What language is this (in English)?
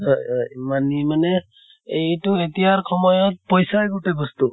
Assamese